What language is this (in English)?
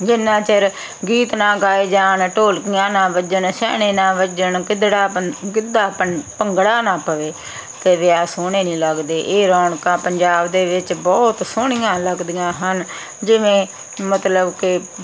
Punjabi